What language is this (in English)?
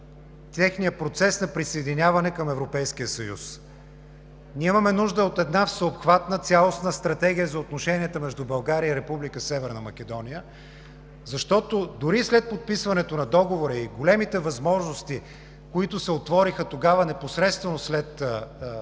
Bulgarian